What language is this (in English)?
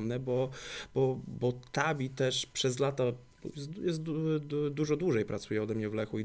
Polish